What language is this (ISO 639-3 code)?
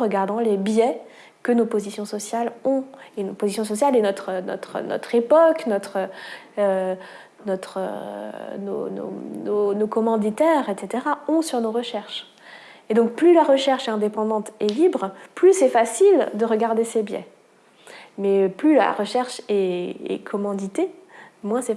fra